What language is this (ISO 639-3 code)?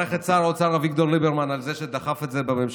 heb